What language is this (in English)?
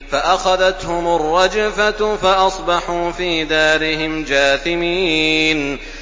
Arabic